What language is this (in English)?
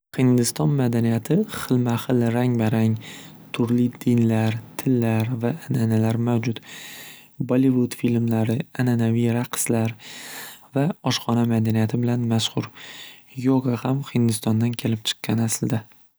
Uzbek